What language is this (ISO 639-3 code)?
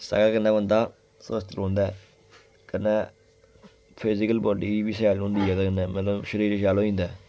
doi